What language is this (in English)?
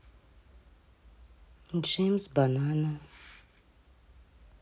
Russian